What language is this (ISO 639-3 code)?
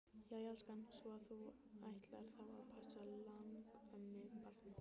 isl